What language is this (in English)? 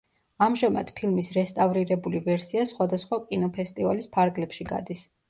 Georgian